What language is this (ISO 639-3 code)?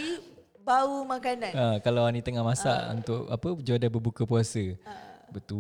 msa